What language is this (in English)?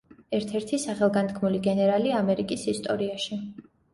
Georgian